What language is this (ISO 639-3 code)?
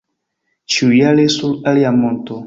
epo